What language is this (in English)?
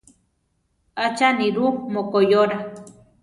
Central Tarahumara